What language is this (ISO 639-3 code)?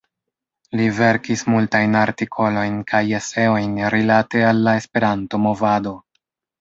epo